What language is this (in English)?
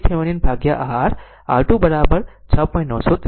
Gujarati